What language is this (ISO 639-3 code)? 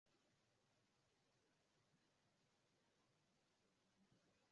swa